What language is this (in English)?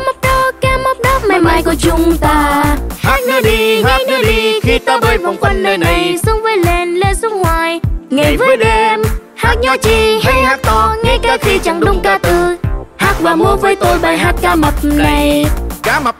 Vietnamese